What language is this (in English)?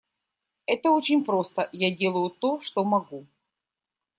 Russian